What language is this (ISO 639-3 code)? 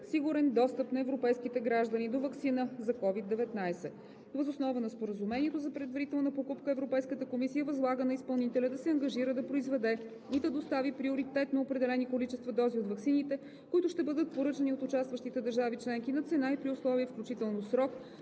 bul